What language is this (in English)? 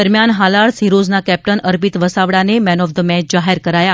Gujarati